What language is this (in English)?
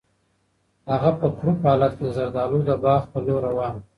Pashto